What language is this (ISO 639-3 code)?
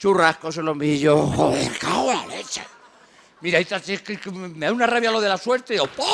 spa